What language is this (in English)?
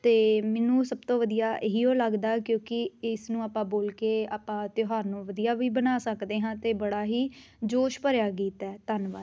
Punjabi